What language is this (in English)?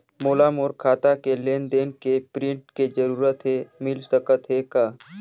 Chhattisgarhi